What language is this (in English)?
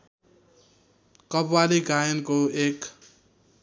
Nepali